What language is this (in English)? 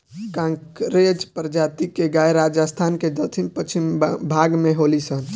Bhojpuri